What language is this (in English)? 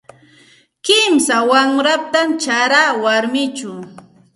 Santa Ana de Tusi Pasco Quechua